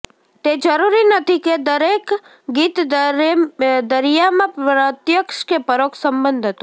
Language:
Gujarati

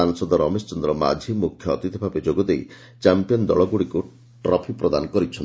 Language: Odia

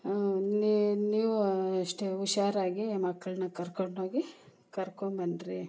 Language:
Kannada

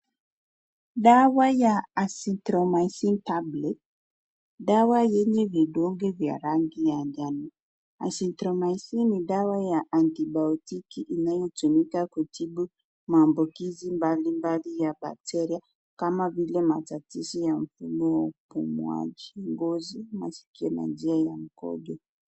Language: Swahili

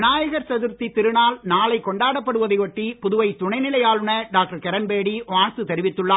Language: Tamil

